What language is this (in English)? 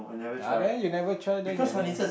English